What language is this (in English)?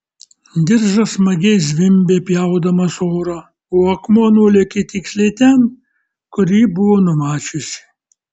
Lithuanian